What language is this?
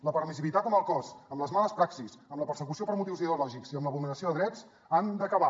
Catalan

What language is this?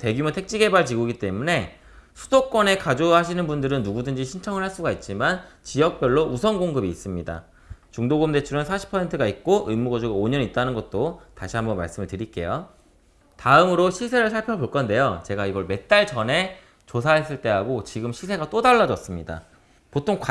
Korean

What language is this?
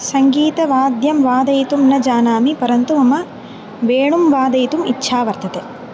Sanskrit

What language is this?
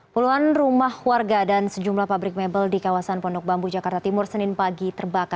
Indonesian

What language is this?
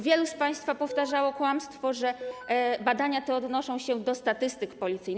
Polish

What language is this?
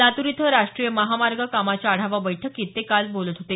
Marathi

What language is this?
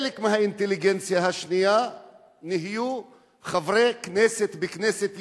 Hebrew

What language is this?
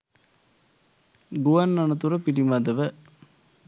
Sinhala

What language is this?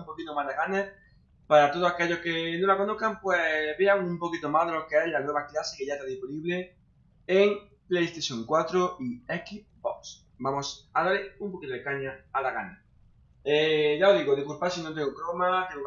Spanish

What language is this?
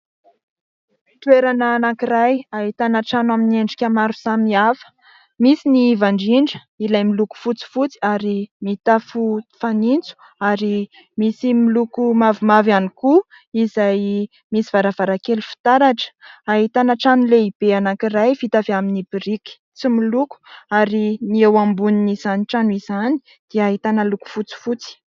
Malagasy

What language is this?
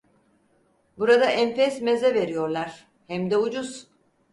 Turkish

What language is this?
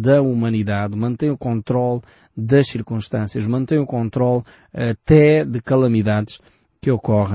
Portuguese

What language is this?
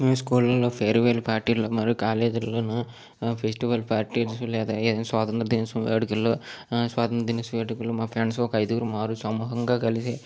Telugu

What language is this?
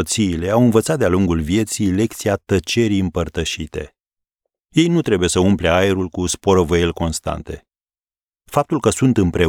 Romanian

